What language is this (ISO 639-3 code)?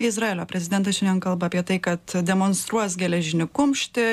lit